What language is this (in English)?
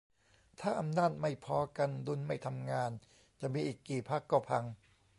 Thai